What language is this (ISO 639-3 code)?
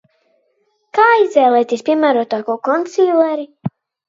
lav